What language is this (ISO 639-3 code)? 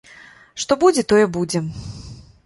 bel